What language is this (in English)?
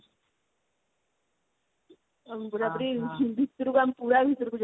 Odia